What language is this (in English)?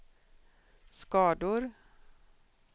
Swedish